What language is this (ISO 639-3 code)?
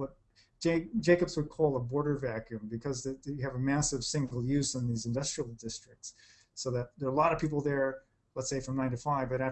eng